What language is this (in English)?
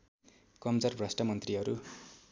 Nepali